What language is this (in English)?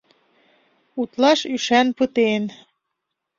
Mari